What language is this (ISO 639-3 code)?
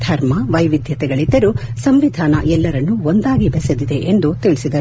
kan